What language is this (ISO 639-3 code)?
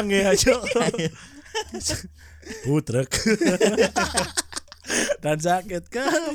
ind